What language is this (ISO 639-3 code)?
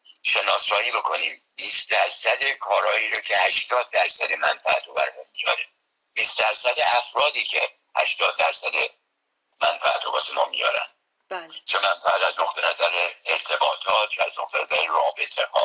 fas